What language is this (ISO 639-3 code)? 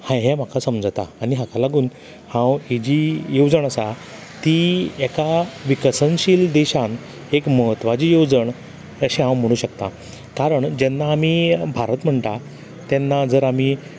kok